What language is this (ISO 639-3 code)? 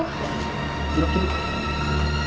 ind